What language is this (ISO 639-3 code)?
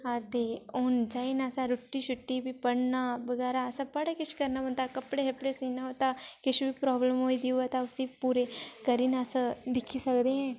doi